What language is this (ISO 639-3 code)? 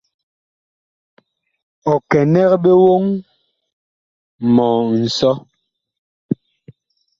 bkh